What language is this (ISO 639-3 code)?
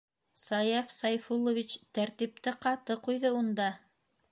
bak